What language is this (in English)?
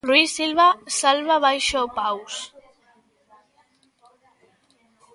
Galician